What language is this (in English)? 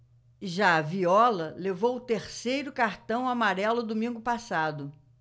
Portuguese